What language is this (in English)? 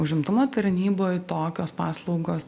Lithuanian